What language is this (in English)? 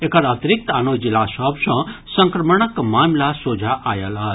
Maithili